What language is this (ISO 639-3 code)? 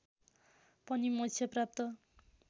nep